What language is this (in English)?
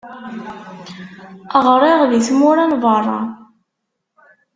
Kabyle